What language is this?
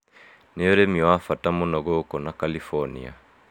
Kikuyu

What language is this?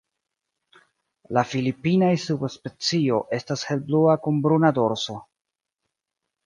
Esperanto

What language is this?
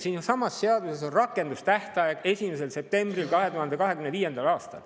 Estonian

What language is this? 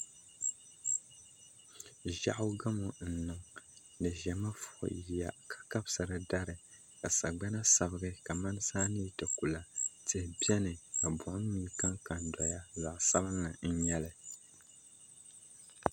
Dagbani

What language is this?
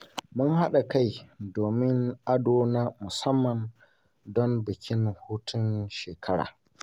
Hausa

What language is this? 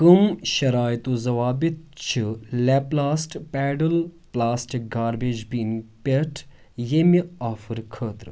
Kashmiri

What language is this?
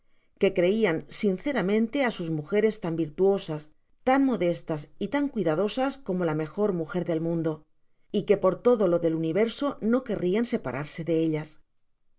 Spanish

